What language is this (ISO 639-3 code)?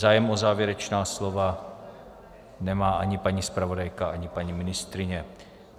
ces